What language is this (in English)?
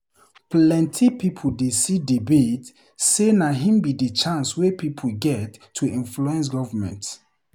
Nigerian Pidgin